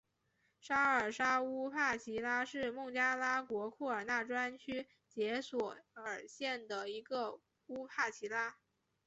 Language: Chinese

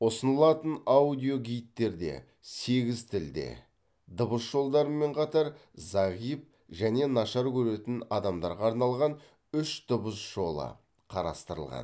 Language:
Kazakh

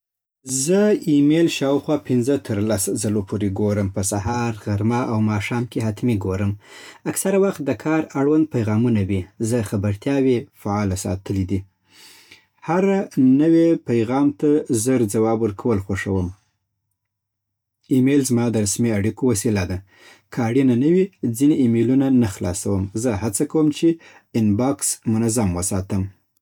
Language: Southern Pashto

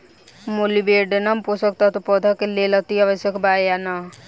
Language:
Bhojpuri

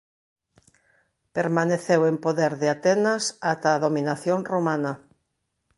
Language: Galician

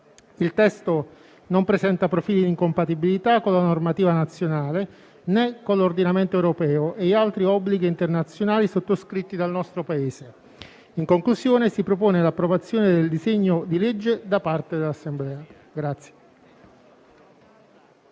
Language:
Italian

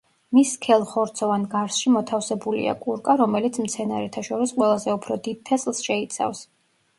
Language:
Georgian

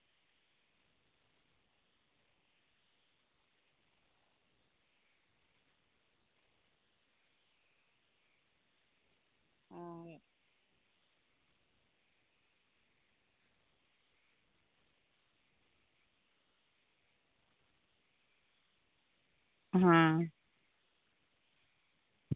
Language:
Santali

